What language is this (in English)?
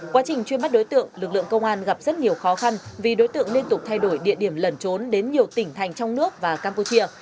Vietnamese